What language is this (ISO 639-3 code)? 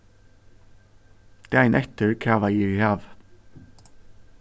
fao